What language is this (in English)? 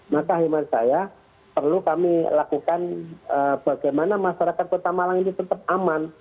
Indonesian